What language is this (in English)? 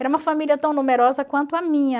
Portuguese